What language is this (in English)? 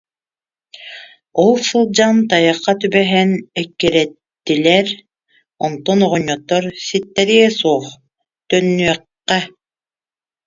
Yakut